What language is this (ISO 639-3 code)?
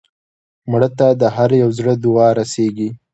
pus